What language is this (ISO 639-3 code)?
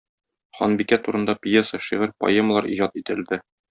tat